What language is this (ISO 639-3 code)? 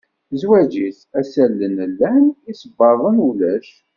kab